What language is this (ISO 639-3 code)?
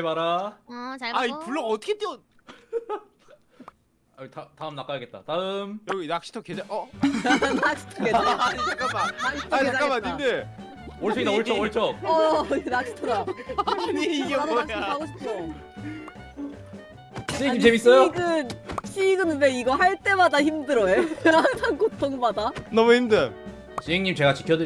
kor